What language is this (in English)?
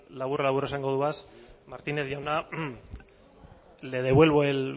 Basque